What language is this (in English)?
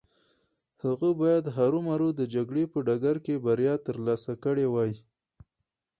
Pashto